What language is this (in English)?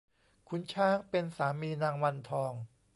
Thai